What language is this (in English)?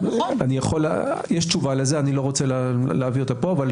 Hebrew